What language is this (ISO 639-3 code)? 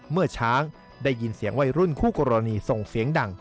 tha